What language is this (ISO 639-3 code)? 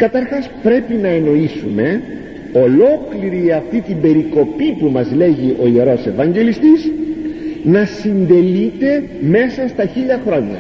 ell